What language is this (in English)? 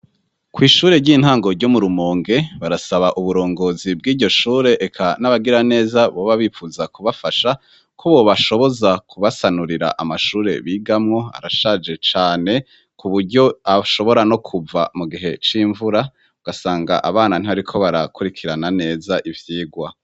Rundi